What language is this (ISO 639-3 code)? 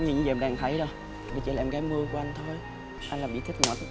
vie